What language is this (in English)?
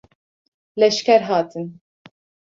Kurdish